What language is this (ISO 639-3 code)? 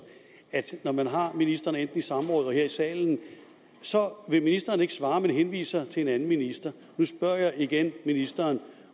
dan